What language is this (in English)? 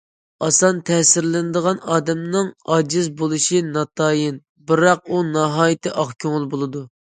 Uyghur